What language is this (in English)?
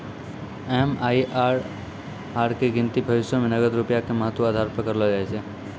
Maithili